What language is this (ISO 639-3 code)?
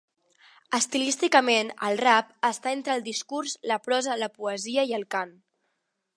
cat